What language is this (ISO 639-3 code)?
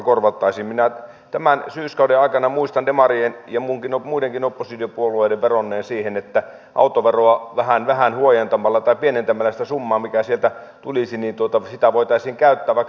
fin